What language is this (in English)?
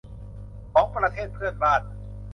Thai